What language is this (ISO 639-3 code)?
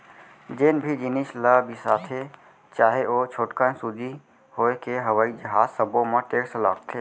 hne